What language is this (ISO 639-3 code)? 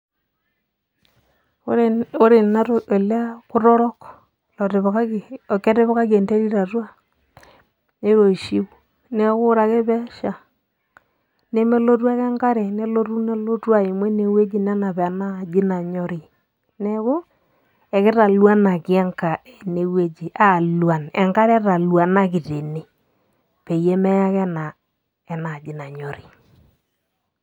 mas